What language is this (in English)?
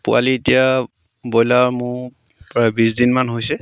Assamese